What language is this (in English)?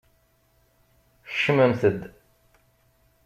Kabyle